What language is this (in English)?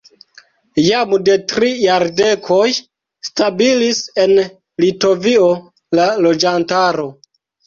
Esperanto